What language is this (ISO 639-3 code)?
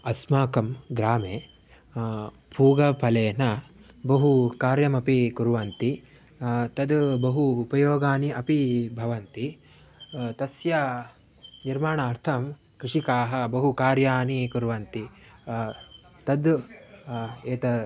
san